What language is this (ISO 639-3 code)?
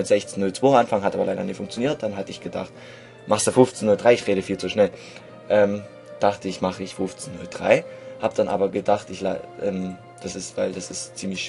deu